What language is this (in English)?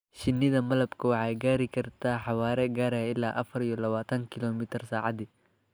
Somali